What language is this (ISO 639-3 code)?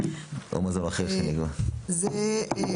heb